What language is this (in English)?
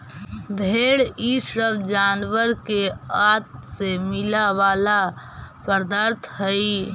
Magahi